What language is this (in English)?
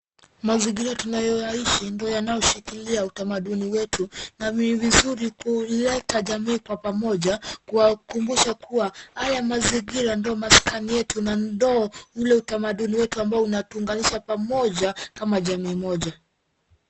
Swahili